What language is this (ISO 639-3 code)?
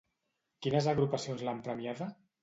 cat